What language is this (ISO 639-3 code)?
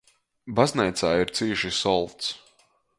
ltg